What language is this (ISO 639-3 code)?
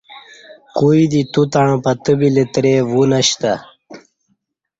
bsh